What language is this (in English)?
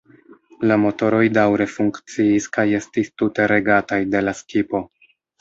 Esperanto